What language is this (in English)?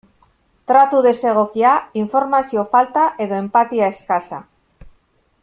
Basque